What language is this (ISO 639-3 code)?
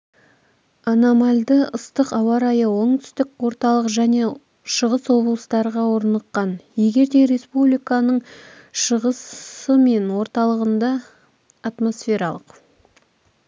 kaz